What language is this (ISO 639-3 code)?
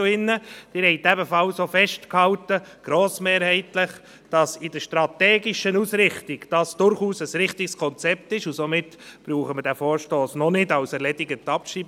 gsw